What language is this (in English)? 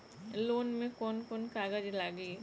Bhojpuri